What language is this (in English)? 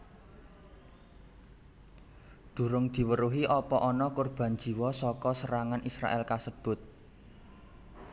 Javanese